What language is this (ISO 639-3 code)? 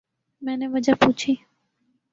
urd